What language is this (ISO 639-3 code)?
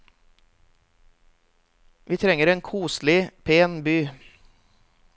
nor